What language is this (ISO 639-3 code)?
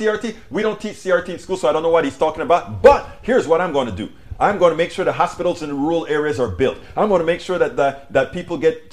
eng